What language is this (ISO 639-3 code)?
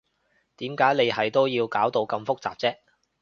yue